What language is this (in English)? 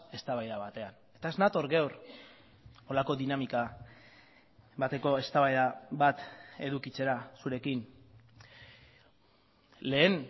Basque